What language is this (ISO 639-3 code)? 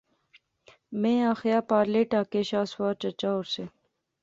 phr